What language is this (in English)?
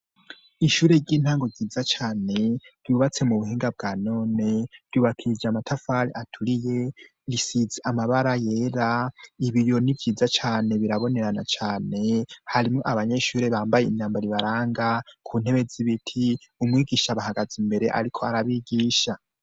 Rundi